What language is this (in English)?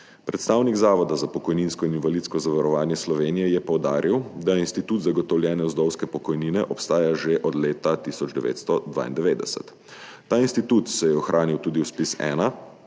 Slovenian